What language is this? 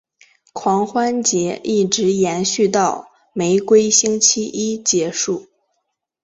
Chinese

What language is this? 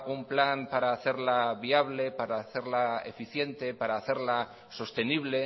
Spanish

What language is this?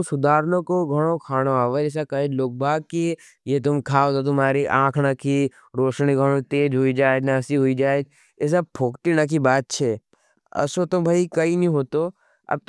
Nimadi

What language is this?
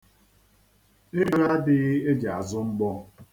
Igbo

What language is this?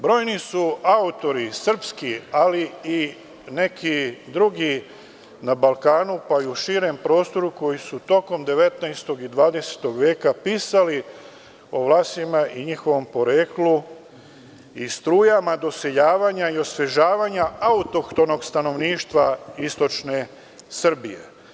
Serbian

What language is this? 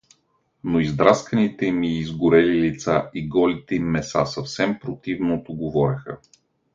Bulgarian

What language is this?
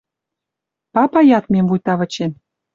Western Mari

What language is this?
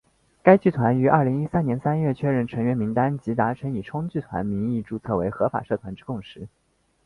Chinese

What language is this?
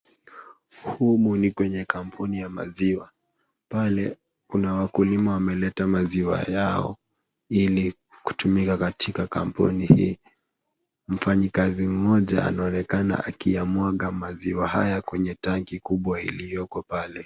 Swahili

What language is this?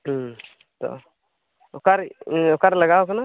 Santali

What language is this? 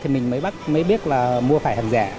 Vietnamese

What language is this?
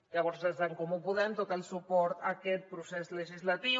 Catalan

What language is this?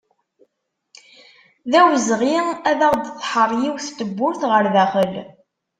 Kabyle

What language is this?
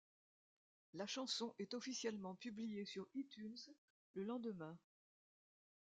French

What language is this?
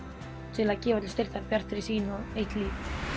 Icelandic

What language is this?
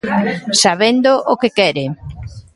Galician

